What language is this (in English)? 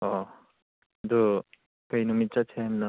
Manipuri